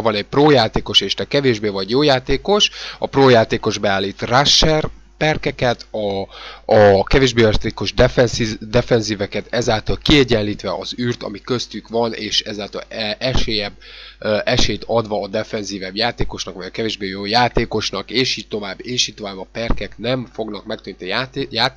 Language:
Hungarian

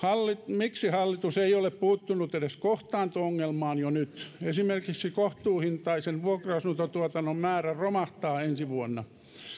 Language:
Finnish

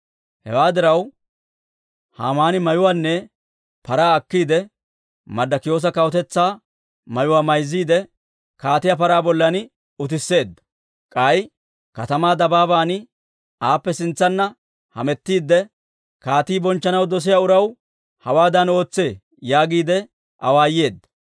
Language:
Dawro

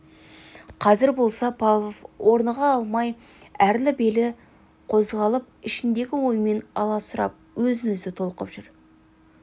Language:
Kazakh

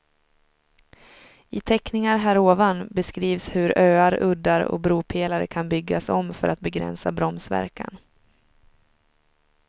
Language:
Swedish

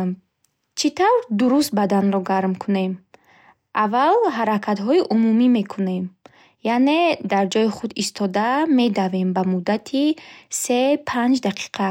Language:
Bukharic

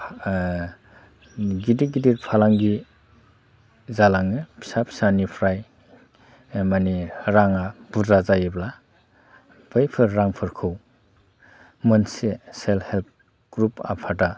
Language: Bodo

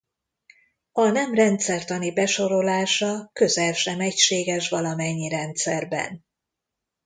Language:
Hungarian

